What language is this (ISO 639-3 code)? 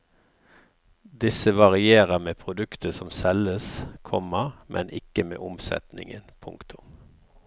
nor